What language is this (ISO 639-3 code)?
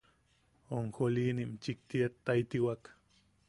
yaq